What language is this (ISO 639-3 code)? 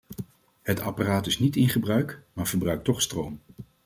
nld